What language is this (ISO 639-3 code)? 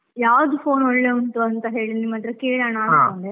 kan